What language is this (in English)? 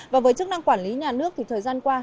Vietnamese